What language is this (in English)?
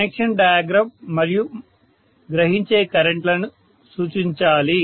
Telugu